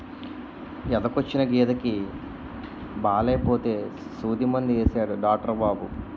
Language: Telugu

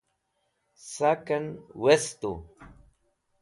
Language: Wakhi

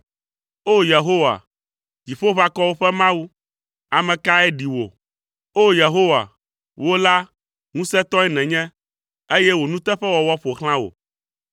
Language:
Ewe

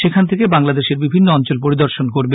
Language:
Bangla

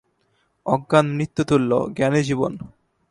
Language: Bangla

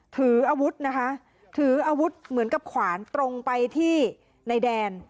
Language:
Thai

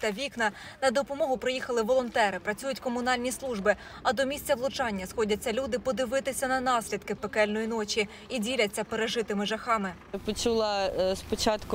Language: Ukrainian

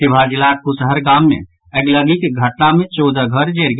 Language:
Maithili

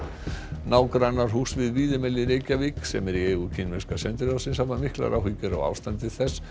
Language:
Icelandic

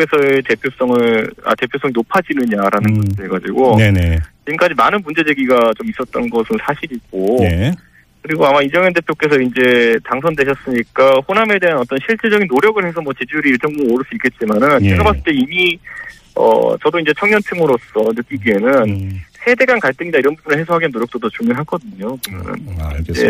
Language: Korean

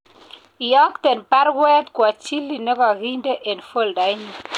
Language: Kalenjin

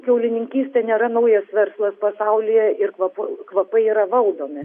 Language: Lithuanian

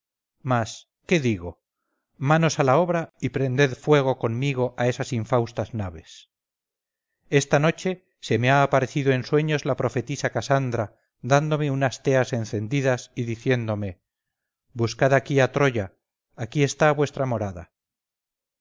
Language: Spanish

